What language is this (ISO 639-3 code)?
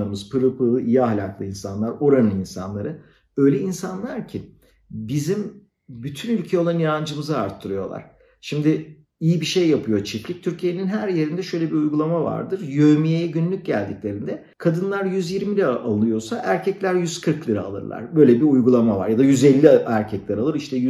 tur